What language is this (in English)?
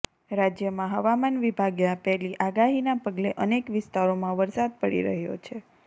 Gujarati